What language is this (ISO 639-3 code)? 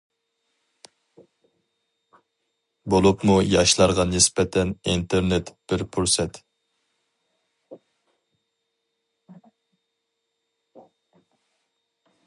uig